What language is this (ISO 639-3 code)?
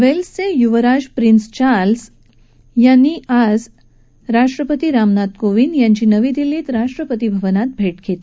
mar